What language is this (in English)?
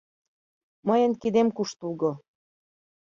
Mari